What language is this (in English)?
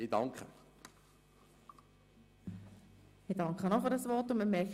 Swiss German